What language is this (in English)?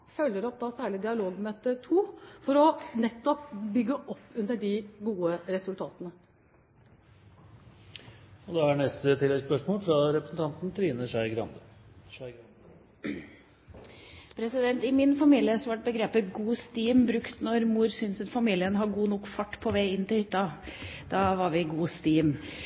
Norwegian